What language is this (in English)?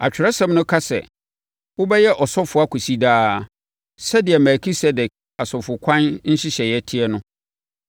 Akan